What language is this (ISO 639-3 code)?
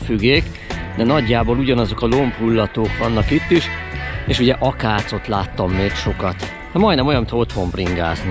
hun